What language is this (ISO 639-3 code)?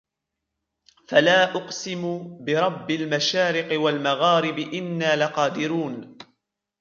ara